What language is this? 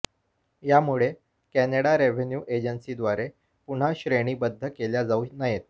Marathi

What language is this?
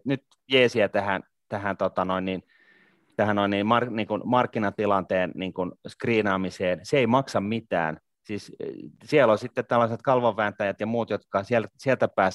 Finnish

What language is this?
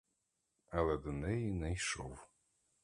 Ukrainian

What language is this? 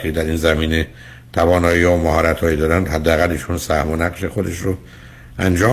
Persian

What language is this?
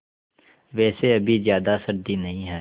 Hindi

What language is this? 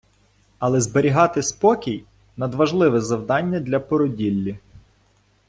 Ukrainian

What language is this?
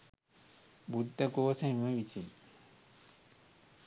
Sinhala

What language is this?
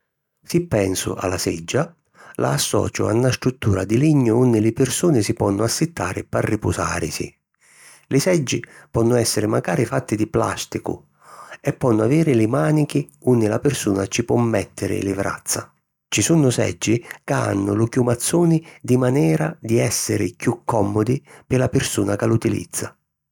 Sicilian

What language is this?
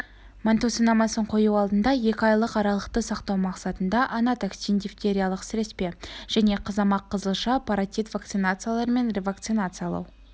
Kazakh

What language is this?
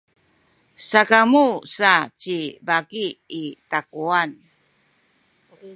Sakizaya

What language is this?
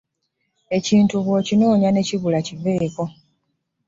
Ganda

